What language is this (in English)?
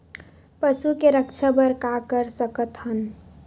Chhattisgarhi